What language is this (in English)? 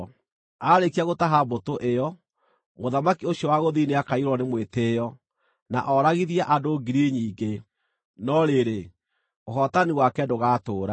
Kikuyu